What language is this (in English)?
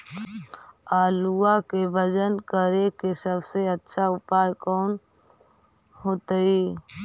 Magahi